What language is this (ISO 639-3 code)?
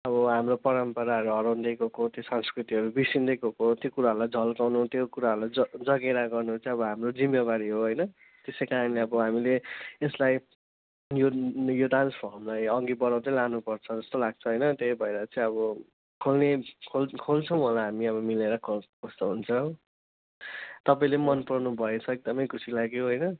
nep